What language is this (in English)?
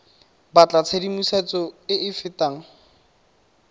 Tswana